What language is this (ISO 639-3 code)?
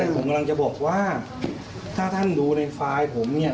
tha